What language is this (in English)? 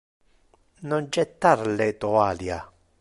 Interlingua